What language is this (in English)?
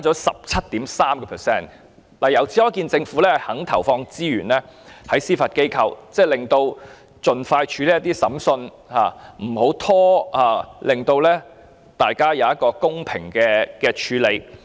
Cantonese